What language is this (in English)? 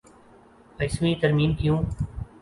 Urdu